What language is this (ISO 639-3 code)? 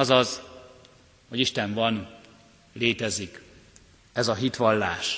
hun